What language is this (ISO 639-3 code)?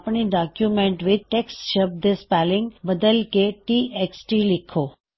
pan